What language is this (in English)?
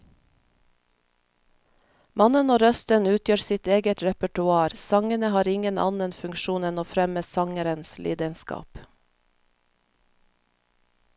Norwegian